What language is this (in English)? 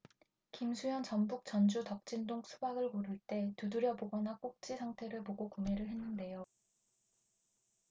Korean